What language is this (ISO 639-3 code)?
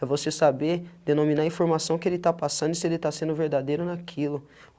por